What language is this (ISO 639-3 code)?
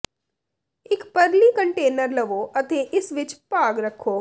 pan